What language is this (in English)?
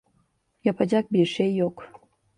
Turkish